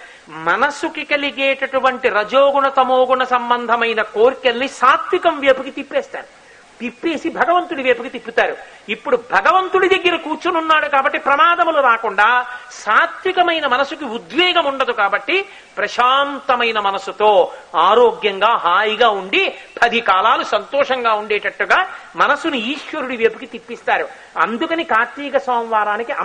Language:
Telugu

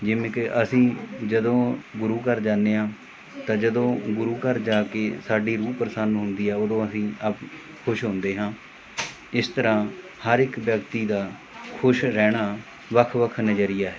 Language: Punjabi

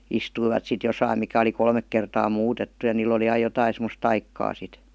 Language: Finnish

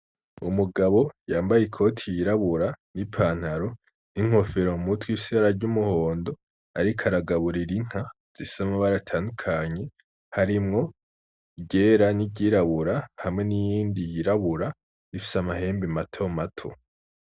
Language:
Rundi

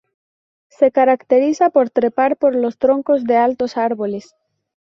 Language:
Spanish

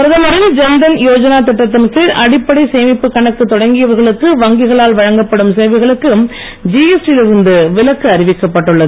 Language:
Tamil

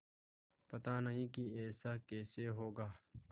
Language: Hindi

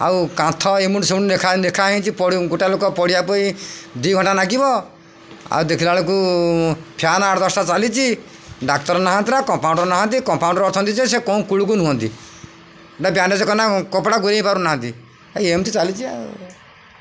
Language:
Odia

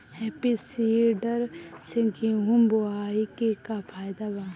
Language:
Bhojpuri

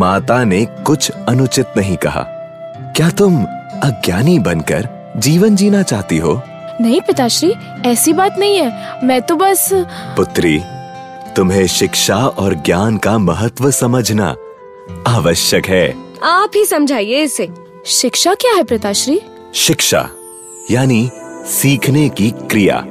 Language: Hindi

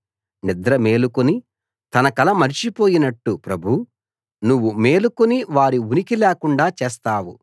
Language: Telugu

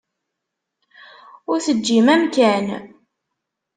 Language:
Kabyle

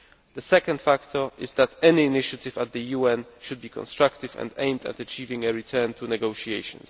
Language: English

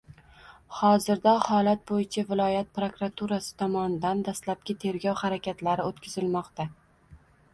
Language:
Uzbek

